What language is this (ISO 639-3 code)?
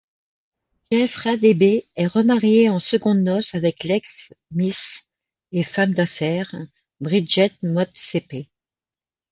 fra